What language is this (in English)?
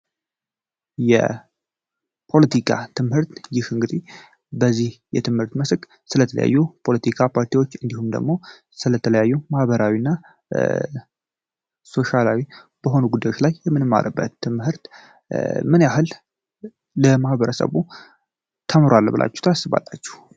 Amharic